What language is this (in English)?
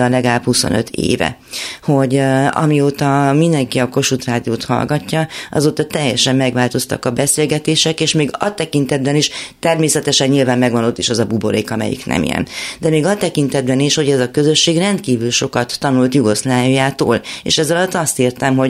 Hungarian